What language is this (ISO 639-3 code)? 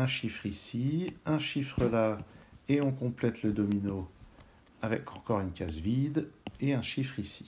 fra